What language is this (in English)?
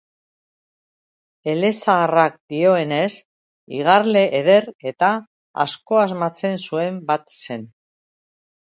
Basque